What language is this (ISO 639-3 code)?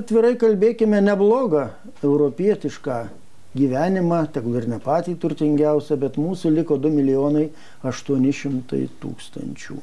lit